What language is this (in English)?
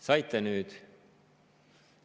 Estonian